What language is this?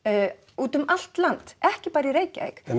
Icelandic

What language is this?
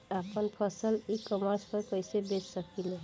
Bhojpuri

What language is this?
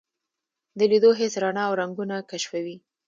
Pashto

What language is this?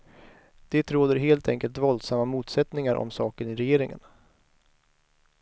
Swedish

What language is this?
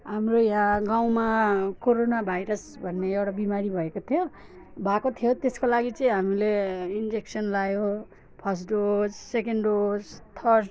Nepali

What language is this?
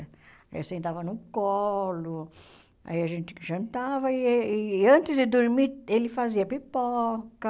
Portuguese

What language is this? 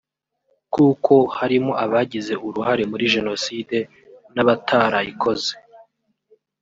Kinyarwanda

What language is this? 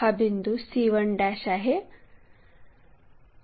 Marathi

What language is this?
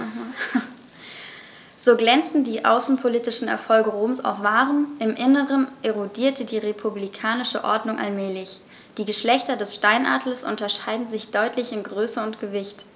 German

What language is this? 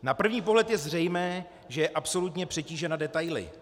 Czech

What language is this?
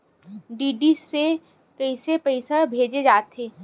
Chhattisgarhi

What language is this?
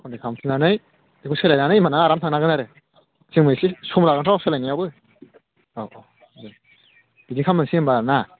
Bodo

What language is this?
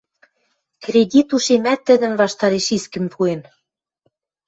Western Mari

